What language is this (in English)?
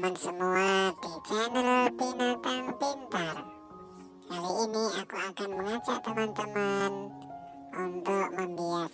Indonesian